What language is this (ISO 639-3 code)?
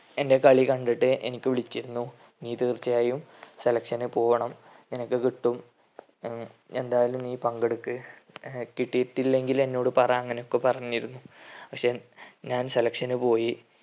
mal